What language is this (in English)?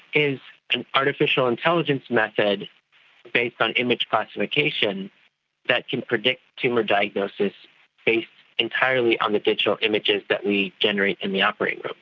English